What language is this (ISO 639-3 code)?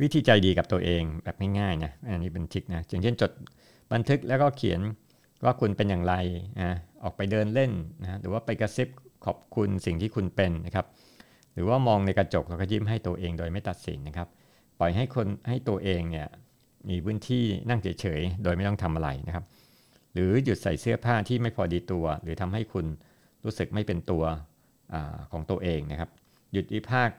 tha